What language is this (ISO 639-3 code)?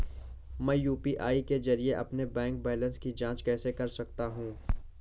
hin